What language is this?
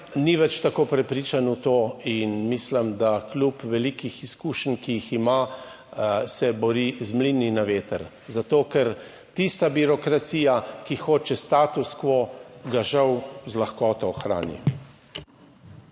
Slovenian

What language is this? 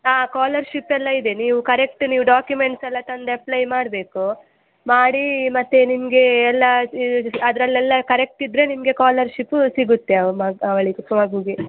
Kannada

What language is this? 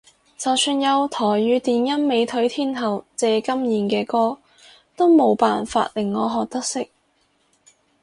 Cantonese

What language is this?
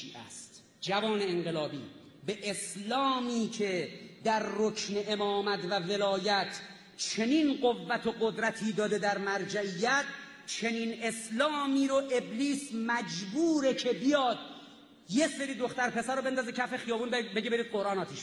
Persian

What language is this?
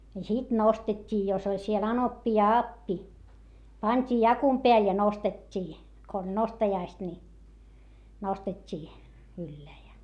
Finnish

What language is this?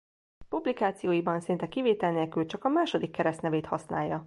Hungarian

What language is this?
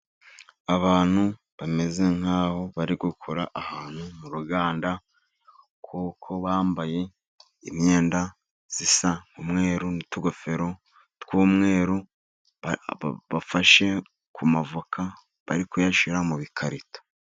Kinyarwanda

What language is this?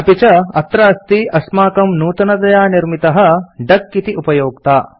Sanskrit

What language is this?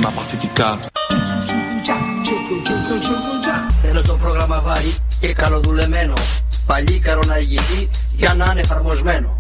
Greek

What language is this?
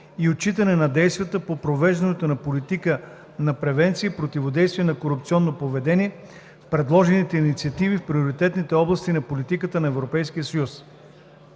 Bulgarian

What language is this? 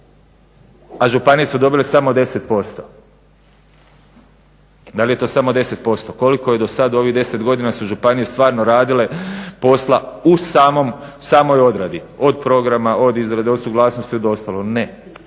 Croatian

